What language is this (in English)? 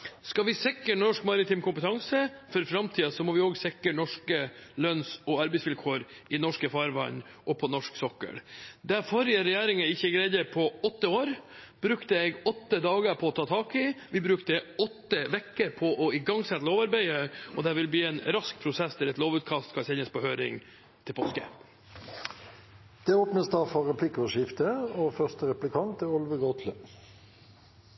Norwegian